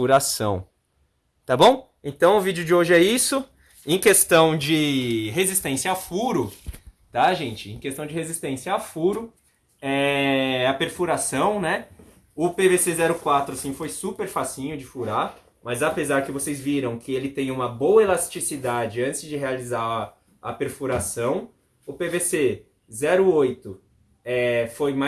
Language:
Portuguese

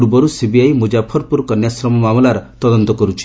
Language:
Odia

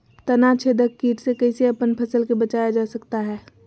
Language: Magahi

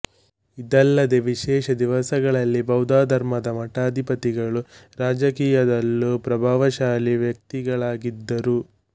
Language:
Kannada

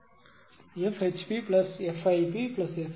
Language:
Tamil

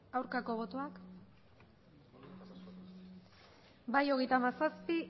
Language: Basque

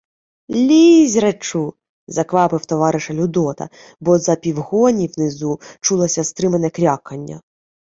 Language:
Ukrainian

